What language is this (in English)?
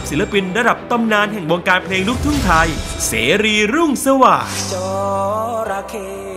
Thai